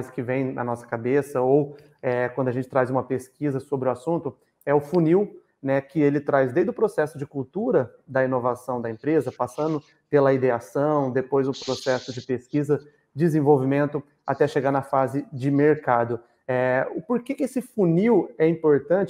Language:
Portuguese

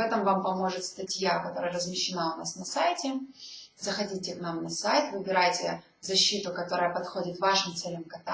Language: Russian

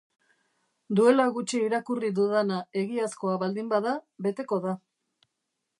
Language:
Basque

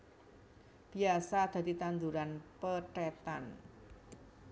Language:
Javanese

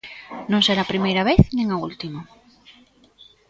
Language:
Galician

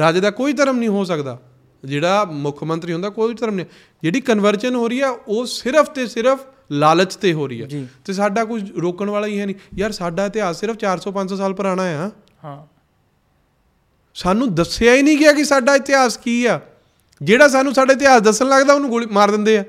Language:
Punjabi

